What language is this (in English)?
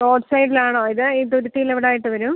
Malayalam